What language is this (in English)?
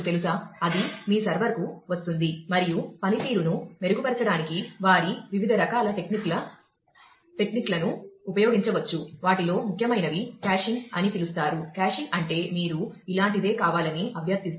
Telugu